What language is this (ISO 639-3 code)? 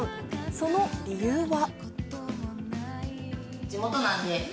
jpn